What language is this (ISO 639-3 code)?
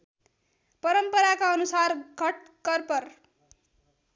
nep